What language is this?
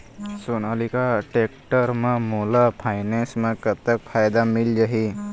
Chhattisgarhi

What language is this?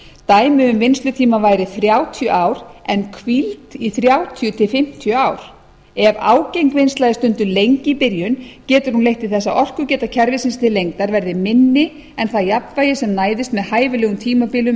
Icelandic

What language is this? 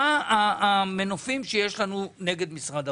Hebrew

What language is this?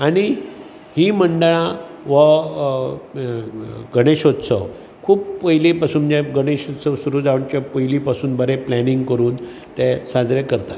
Konkani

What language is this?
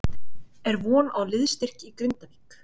Icelandic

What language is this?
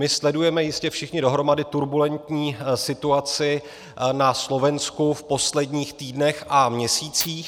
Czech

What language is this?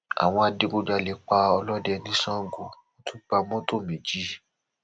Yoruba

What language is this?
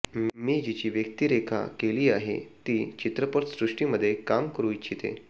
Marathi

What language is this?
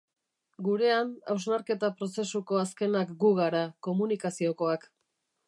Basque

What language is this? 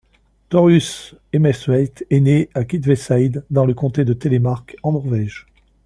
French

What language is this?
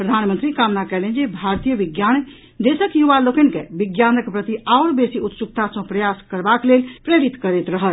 Maithili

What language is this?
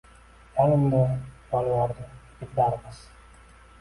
Uzbek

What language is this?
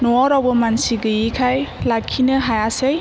Bodo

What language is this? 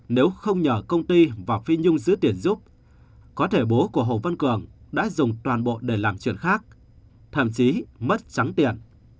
Vietnamese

